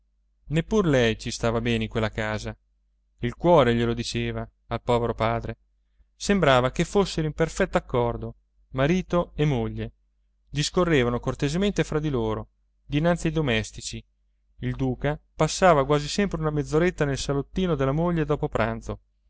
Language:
Italian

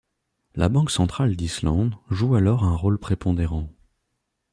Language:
French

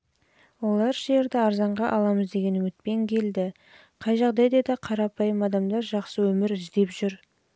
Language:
Kazakh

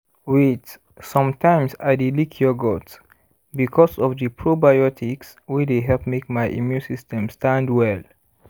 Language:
Nigerian Pidgin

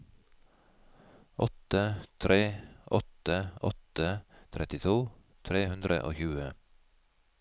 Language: Norwegian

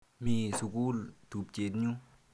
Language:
Kalenjin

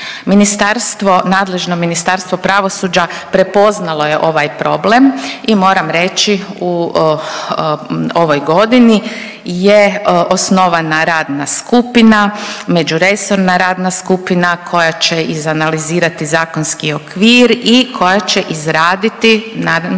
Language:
Croatian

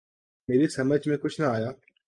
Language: Urdu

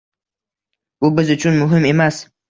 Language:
Uzbek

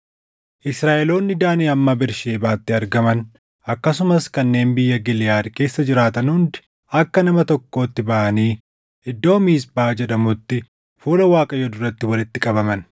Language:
Oromo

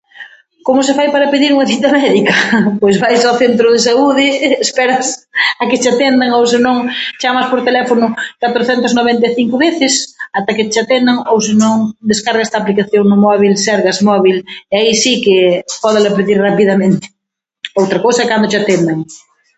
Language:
Galician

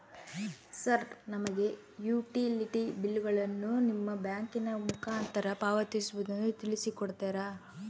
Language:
Kannada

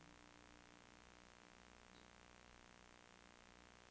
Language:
Norwegian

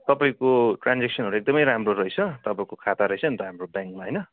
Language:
Nepali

